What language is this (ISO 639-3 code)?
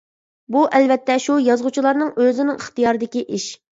uig